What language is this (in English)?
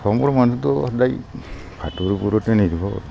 Assamese